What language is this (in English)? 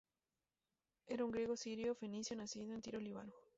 Spanish